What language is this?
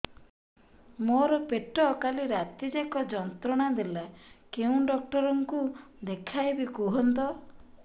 Odia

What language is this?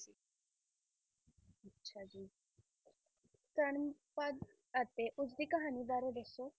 Punjabi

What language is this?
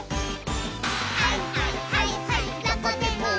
Japanese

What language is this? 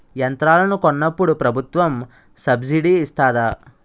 Telugu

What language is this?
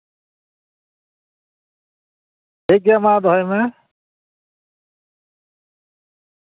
Santali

